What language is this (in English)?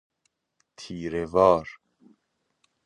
Persian